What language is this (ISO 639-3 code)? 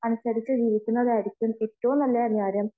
mal